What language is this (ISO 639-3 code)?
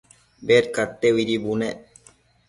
mcf